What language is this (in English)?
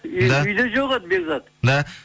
Kazakh